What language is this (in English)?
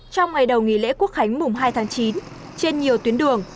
Vietnamese